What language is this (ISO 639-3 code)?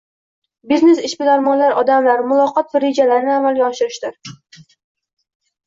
uzb